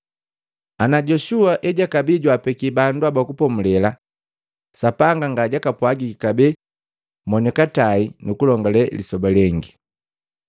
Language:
Matengo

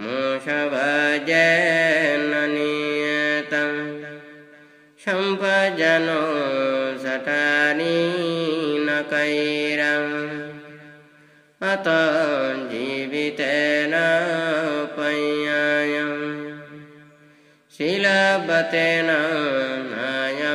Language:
Indonesian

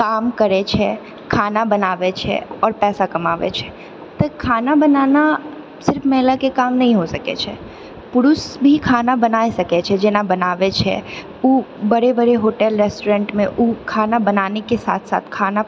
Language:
Maithili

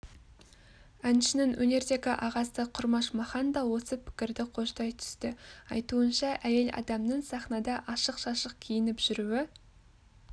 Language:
Kazakh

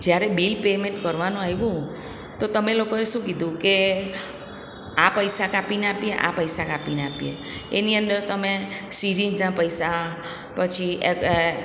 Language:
Gujarati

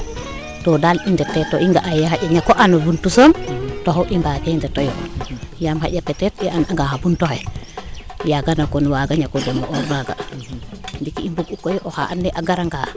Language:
Serer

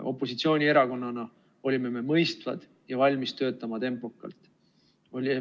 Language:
Estonian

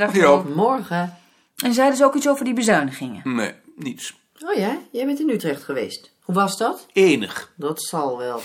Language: Dutch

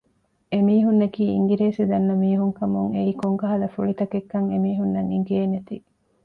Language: Divehi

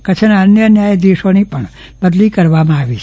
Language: Gujarati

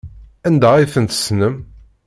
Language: Kabyle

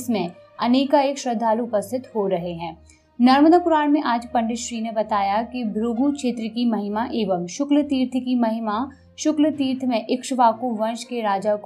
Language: Hindi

